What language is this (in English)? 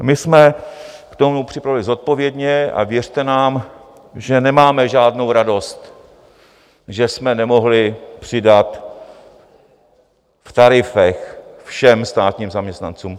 Czech